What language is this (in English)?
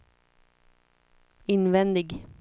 Swedish